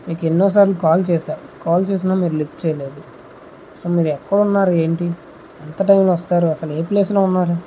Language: Telugu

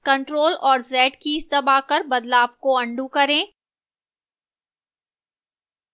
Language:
Hindi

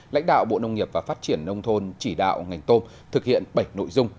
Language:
Vietnamese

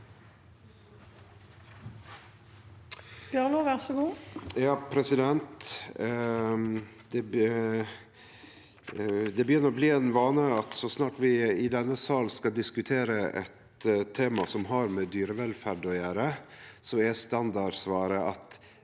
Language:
Norwegian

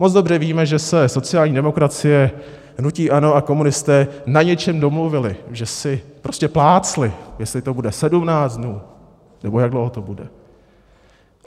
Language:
Czech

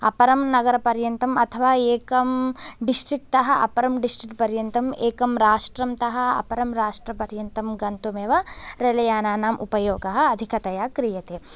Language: Sanskrit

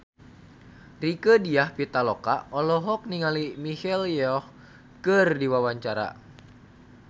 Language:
Sundanese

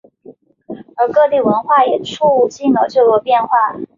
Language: Chinese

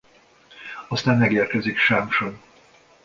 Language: Hungarian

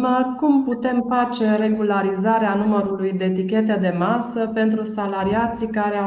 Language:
Romanian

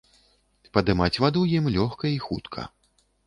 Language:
Belarusian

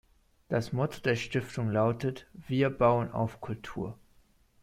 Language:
German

